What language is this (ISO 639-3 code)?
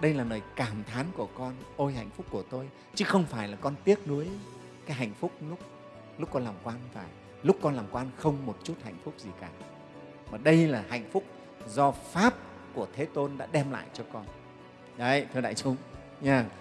vie